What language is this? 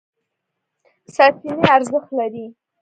Pashto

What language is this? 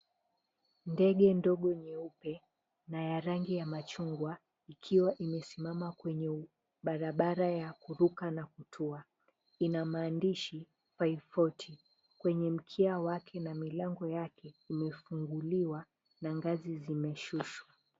Swahili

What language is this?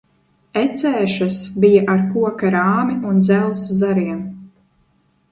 Latvian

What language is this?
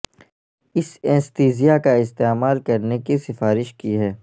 Urdu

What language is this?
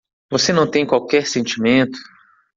Portuguese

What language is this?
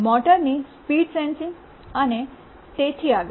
Gujarati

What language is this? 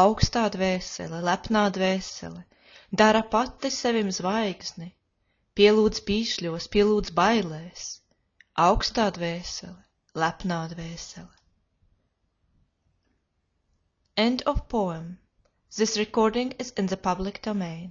Latvian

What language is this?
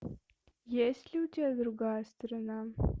Russian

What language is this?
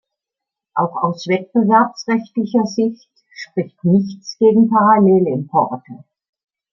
German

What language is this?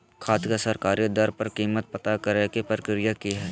Magahi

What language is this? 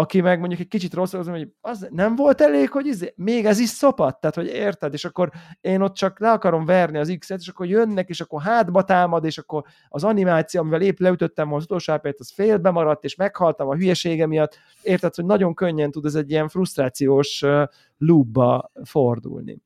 Hungarian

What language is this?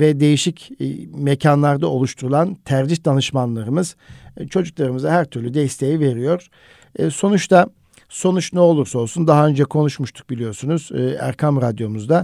Turkish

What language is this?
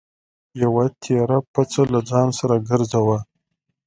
Pashto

